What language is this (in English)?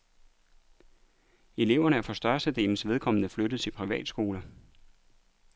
Danish